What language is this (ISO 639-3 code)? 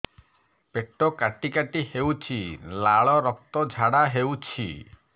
ori